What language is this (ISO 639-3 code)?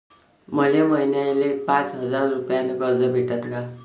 mar